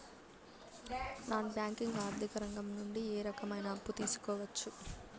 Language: Telugu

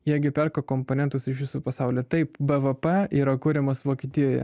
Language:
Lithuanian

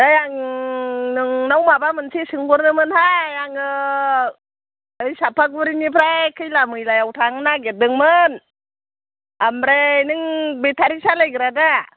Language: Bodo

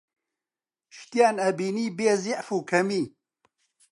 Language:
Central Kurdish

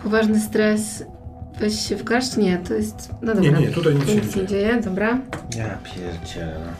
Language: Polish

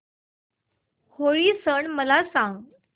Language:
Marathi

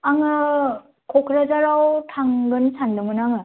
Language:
Bodo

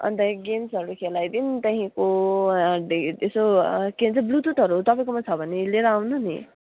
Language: Nepali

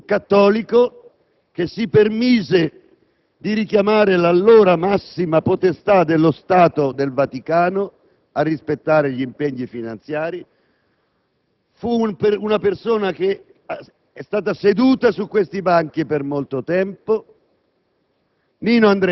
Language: Italian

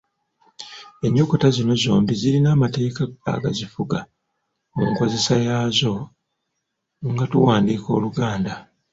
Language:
Ganda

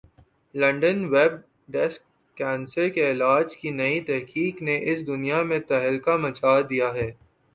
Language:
Urdu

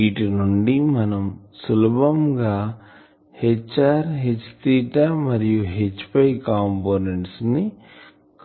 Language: Telugu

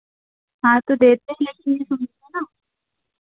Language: Hindi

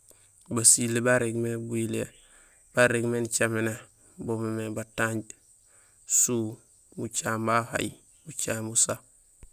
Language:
Gusilay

